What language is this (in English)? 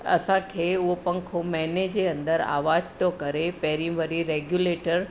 Sindhi